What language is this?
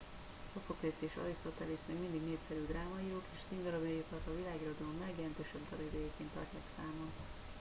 Hungarian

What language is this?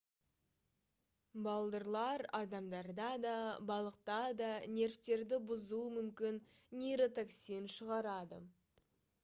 Kazakh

